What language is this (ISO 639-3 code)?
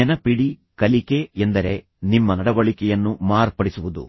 kan